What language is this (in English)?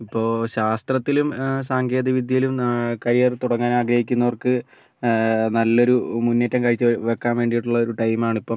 Malayalam